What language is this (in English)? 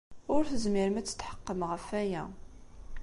Kabyle